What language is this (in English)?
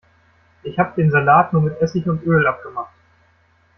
German